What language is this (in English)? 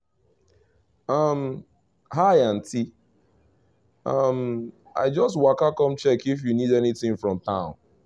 Nigerian Pidgin